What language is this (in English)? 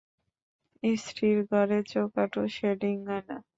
Bangla